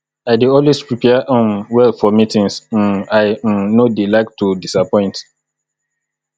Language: Nigerian Pidgin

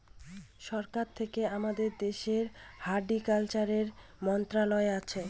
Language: Bangla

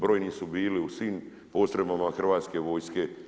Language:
Croatian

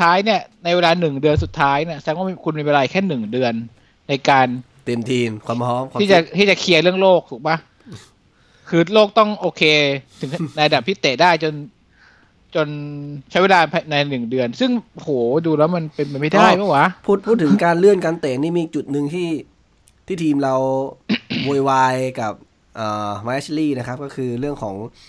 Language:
Thai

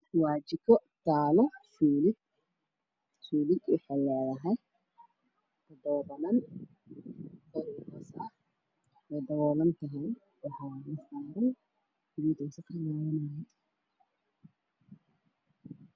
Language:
Somali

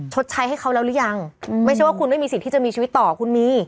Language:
Thai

